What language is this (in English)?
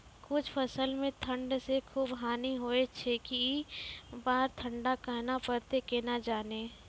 Maithili